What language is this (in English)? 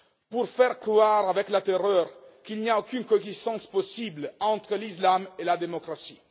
French